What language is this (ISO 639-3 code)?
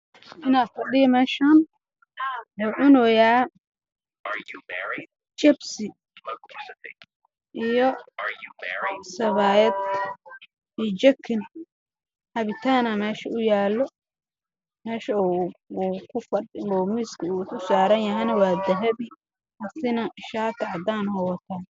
som